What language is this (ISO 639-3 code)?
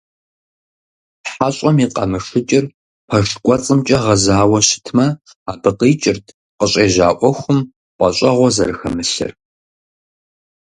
kbd